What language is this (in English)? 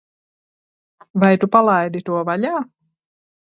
Latvian